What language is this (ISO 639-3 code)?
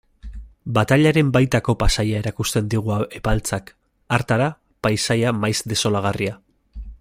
eus